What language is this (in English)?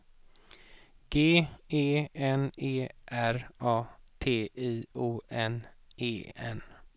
Swedish